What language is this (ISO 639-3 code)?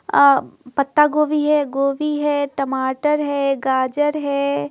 hin